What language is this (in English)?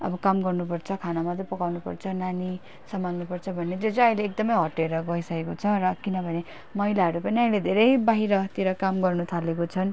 Nepali